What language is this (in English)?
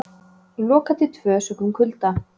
Icelandic